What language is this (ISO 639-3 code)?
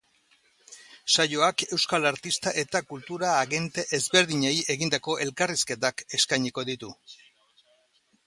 eus